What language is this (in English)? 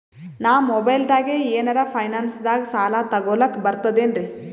Kannada